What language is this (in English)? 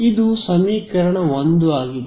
Kannada